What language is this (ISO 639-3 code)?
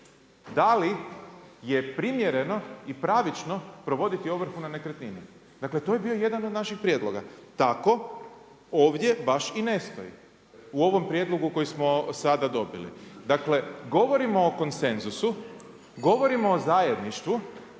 hrv